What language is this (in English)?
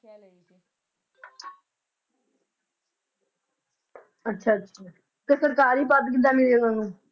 Punjabi